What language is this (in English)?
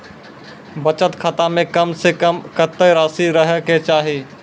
Maithili